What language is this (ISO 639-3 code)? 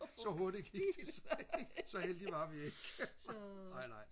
dan